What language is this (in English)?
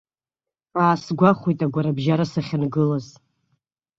Abkhazian